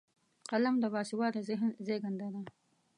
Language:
Pashto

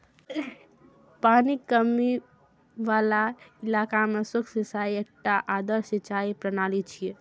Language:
Maithili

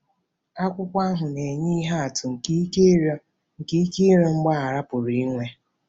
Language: Igbo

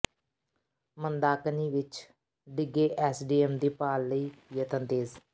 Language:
Punjabi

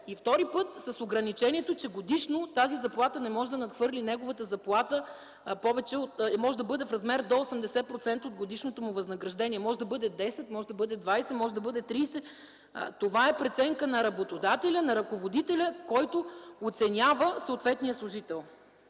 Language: Bulgarian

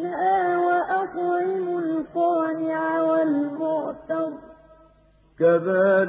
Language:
Arabic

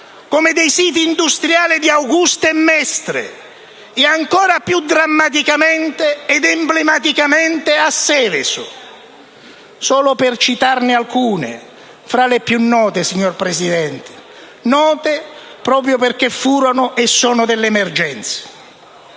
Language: Italian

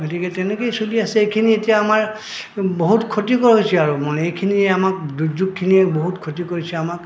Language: Assamese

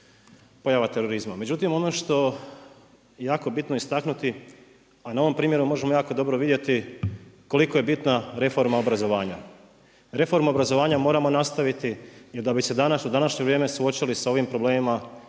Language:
Croatian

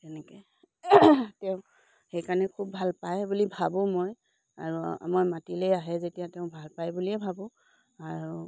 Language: Assamese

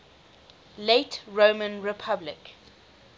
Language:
English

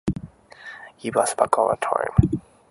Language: Japanese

